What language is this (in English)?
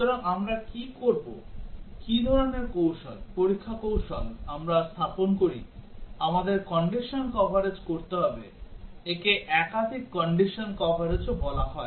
Bangla